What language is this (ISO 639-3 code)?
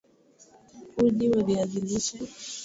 swa